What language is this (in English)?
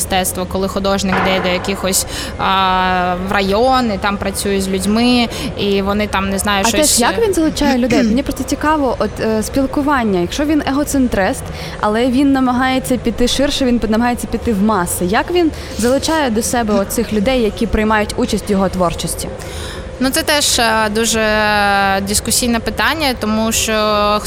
Ukrainian